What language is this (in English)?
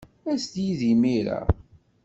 Kabyle